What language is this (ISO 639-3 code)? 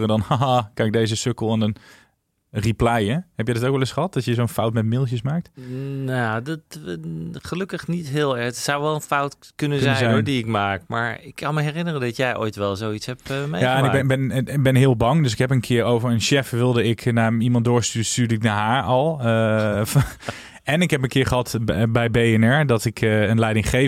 nld